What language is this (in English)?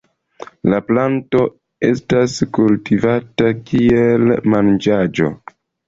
Esperanto